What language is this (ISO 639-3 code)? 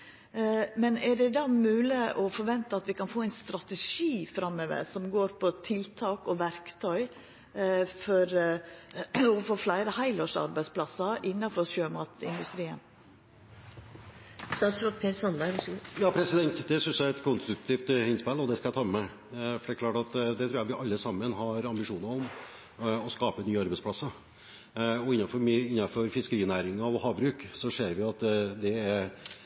nor